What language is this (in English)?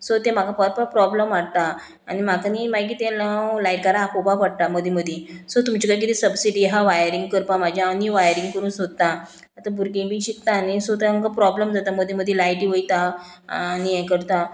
Konkani